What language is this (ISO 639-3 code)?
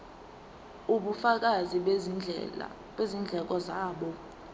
zul